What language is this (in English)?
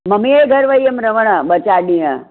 Sindhi